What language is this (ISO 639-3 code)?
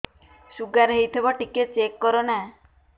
ori